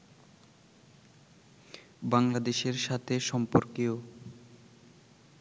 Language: Bangla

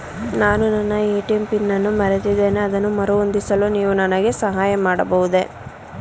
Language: Kannada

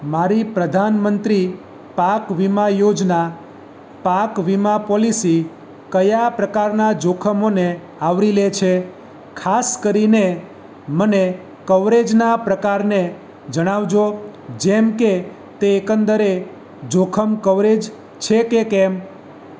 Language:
Gujarati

